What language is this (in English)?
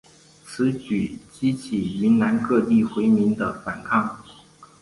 Chinese